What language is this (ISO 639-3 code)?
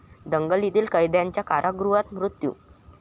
mar